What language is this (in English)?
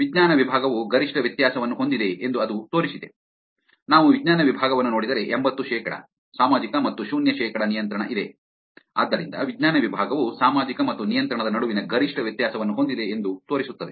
Kannada